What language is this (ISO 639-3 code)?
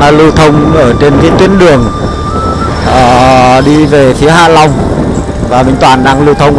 vie